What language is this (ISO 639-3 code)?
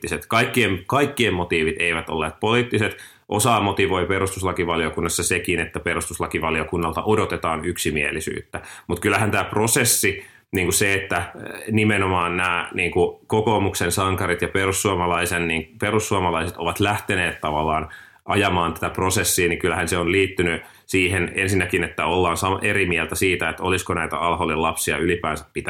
fin